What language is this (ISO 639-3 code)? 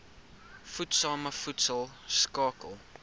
afr